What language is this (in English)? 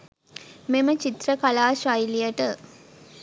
Sinhala